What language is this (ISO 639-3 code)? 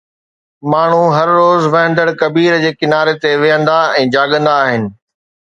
snd